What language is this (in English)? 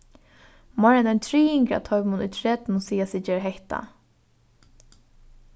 Faroese